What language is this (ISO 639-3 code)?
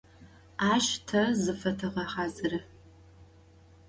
ady